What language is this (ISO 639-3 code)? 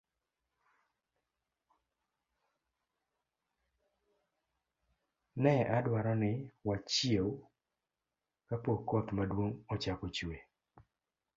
luo